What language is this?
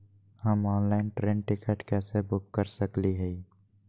Magahi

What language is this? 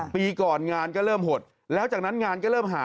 Thai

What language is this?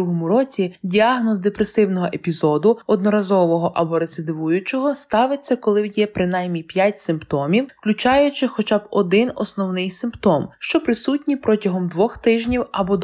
Ukrainian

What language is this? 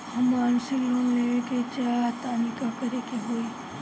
Bhojpuri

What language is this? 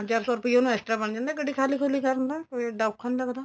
Punjabi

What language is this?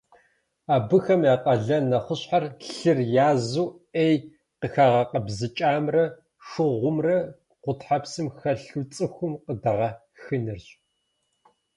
Kabardian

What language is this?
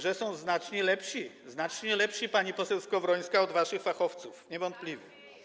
Polish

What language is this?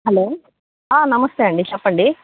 Telugu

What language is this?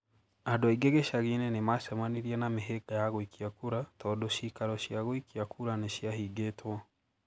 Kikuyu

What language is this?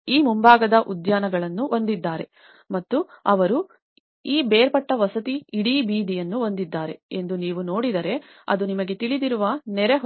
Kannada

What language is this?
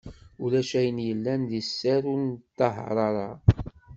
Kabyle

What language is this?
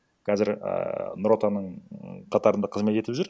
Kazakh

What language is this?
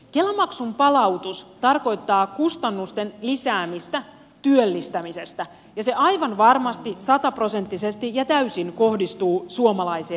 Finnish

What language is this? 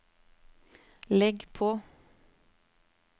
Norwegian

